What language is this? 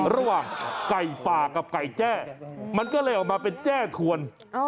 Thai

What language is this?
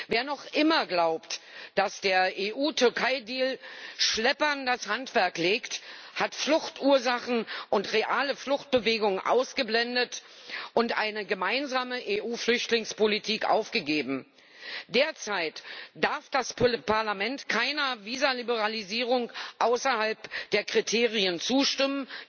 German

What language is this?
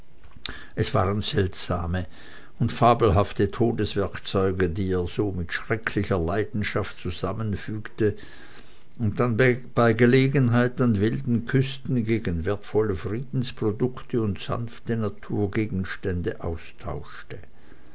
German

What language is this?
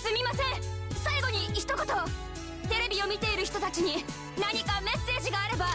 Japanese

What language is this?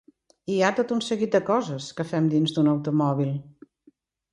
Catalan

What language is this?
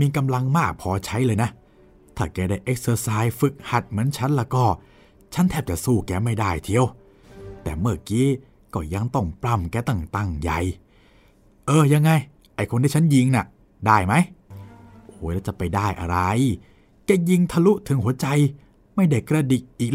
Thai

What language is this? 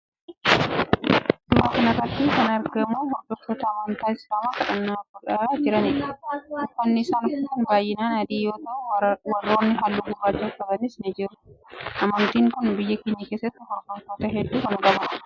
Oromo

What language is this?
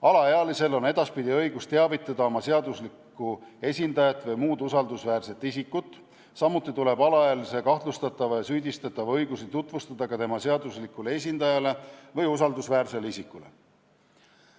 Estonian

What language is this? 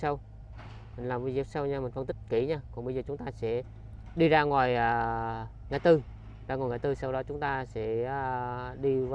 Vietnamese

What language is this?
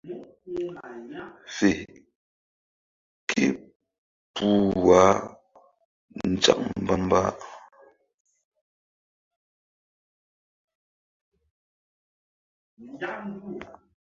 Mbum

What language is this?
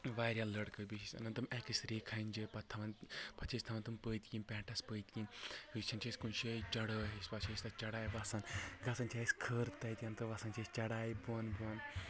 Kashmiri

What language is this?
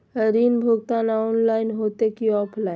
Magahi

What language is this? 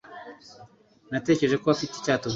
Kinyarwanda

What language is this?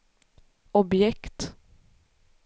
Swedish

